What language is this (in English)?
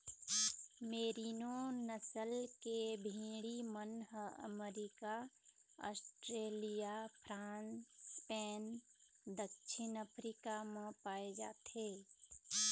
Chhattisgarhi